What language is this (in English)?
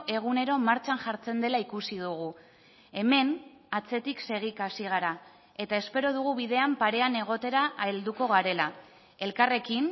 Basque